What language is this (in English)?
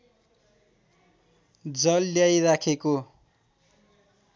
Nepali